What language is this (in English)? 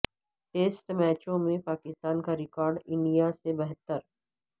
Urdu